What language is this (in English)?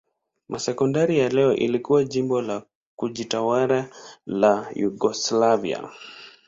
Swahili